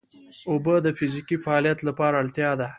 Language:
Pashto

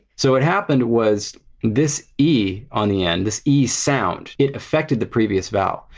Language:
English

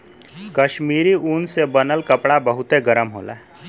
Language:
Bhojpuri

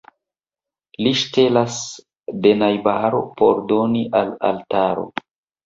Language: Esperanto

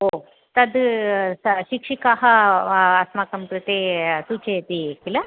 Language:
Sanskrit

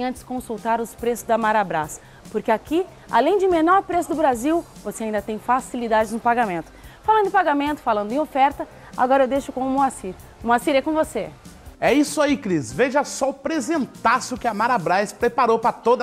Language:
Portuguese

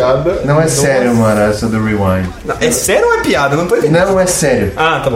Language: Portuguese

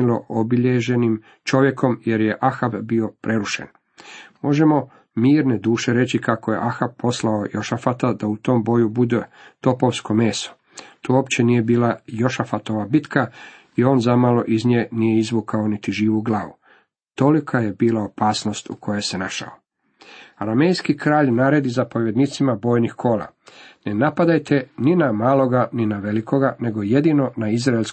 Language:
Croatian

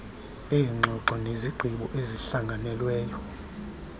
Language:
Xhosa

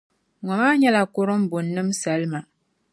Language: Dagbani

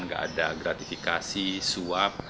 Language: Indonesian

